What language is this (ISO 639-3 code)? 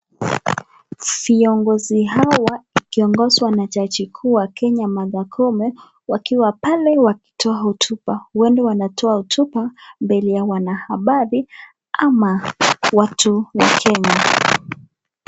swa